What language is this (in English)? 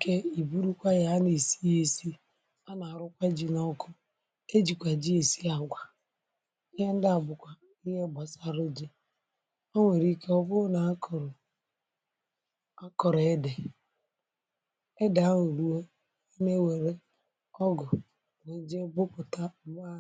Igbo